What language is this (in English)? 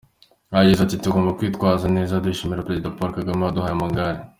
Kinyarwanda